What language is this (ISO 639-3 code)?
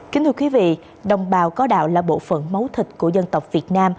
vie